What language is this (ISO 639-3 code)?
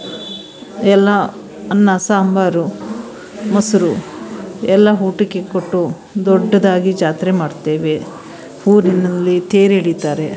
kan